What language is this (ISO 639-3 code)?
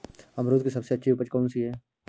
hin